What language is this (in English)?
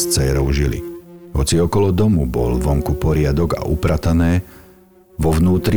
Slovak